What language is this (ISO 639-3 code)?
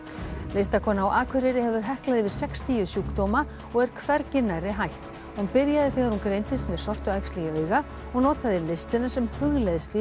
isl